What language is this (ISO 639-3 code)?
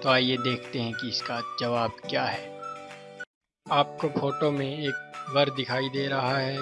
hin